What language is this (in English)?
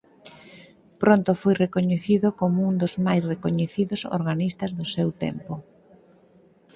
Galician